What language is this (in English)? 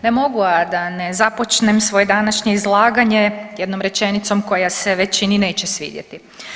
Croatian